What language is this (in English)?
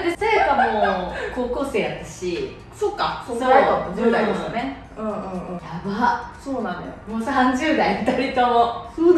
Japanese